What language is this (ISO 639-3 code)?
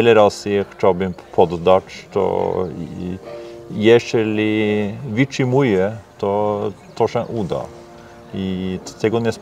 pol